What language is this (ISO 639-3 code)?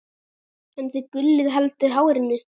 isl